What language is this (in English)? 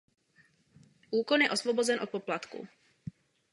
Czech